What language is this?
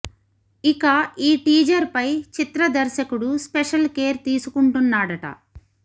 Telugu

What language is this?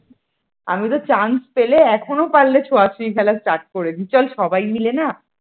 Bangla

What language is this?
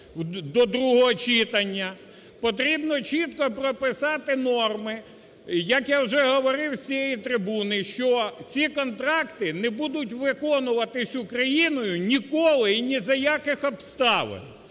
Ukrainian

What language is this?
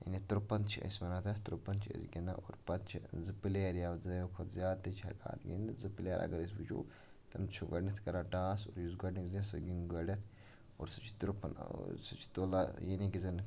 Kashmiri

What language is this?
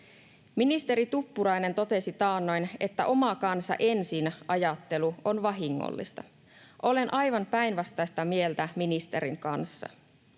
Finnish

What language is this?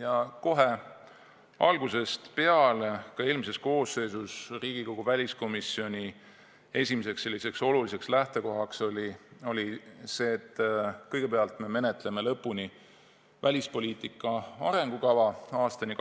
Estonian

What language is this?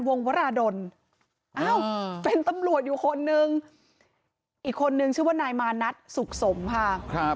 Thai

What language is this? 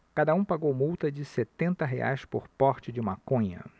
Portuguese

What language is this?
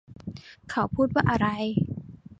Thai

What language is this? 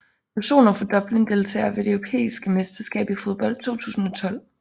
Danish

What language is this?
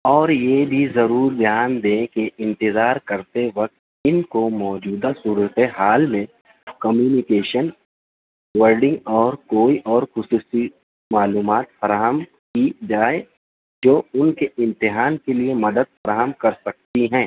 Urdu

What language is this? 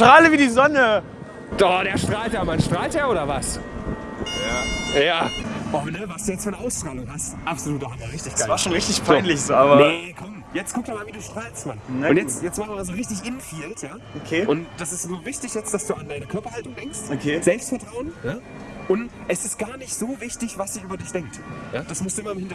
German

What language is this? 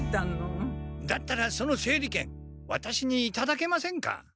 Japanese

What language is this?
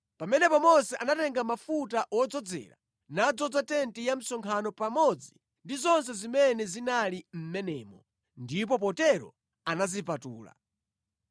Nyanja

